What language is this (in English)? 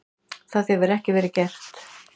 Icelandic